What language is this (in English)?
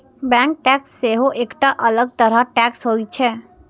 Maithili